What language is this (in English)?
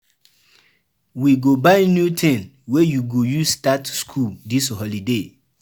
Nigerian Pidgin